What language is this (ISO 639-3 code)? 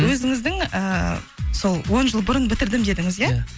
kaz